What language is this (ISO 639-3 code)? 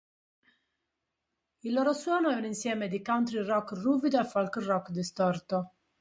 ita